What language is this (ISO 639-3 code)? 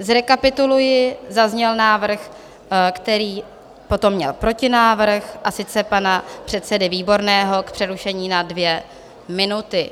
ces